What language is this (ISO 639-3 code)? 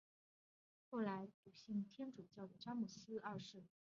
zho